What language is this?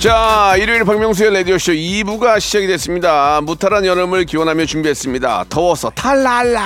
Korean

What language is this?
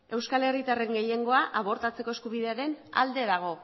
Basque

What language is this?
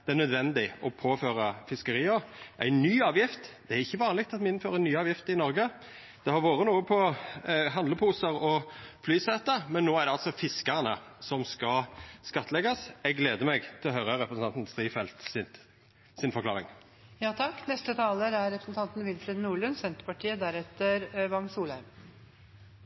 Norwegian Nynorsk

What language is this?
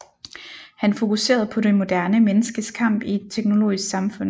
Danish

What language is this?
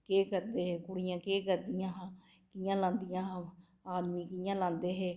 Dogri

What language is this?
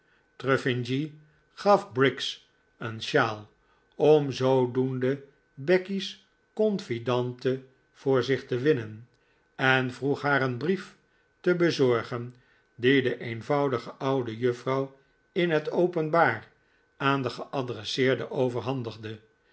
Dutch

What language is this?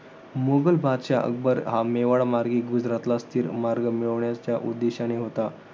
Marathi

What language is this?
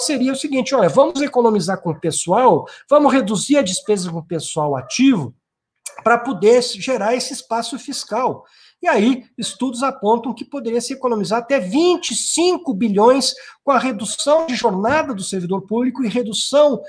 Portuguese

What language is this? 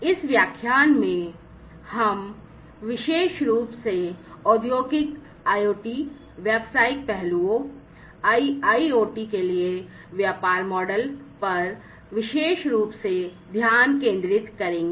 Hindi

